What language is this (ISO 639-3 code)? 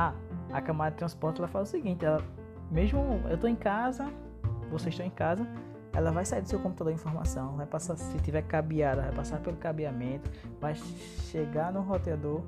por